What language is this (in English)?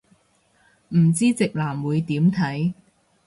Cantonese